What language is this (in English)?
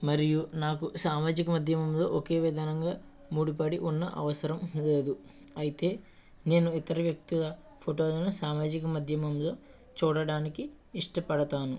Telugu